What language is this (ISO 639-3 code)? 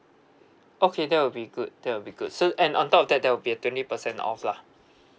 eng